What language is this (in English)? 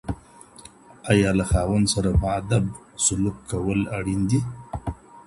Pashto